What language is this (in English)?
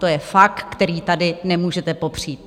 Czech